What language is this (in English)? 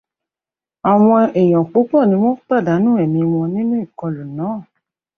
Yoruba